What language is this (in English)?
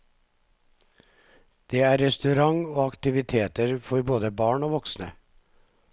Norwegian